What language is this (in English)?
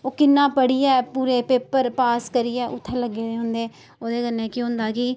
Dogri